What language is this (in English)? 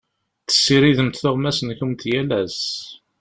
Kabyle